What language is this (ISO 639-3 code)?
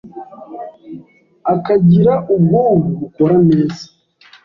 kin